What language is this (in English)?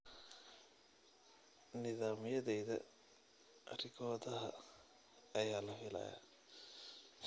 Somali